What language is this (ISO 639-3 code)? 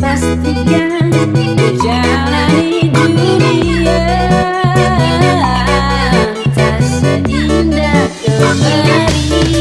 msa